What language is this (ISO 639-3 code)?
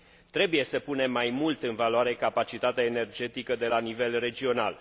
ron